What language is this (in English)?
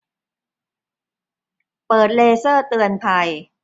Thai